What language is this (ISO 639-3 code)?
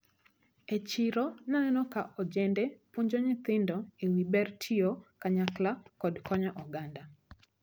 luo